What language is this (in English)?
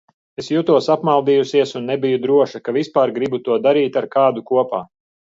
Latvian